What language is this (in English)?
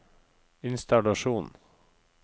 Norwegian